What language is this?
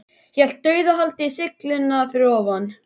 Icelandic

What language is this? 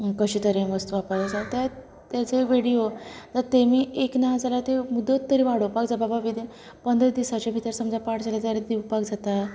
Konkani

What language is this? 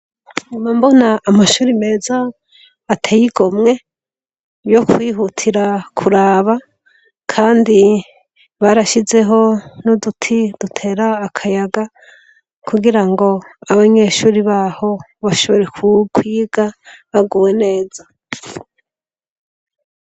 Rundi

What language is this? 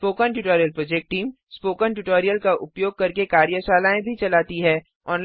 Hindi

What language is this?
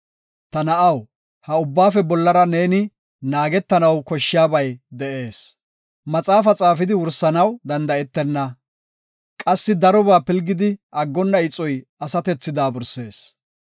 Gofa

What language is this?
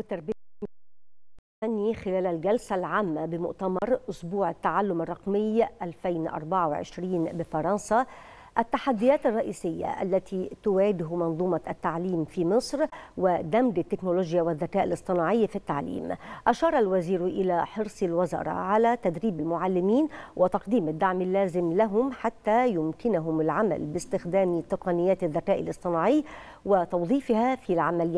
Arabic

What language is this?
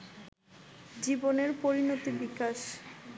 Bangla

